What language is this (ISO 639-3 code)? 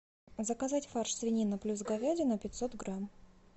rus